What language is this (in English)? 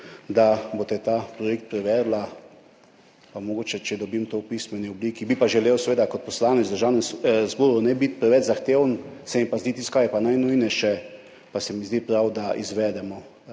Slovenian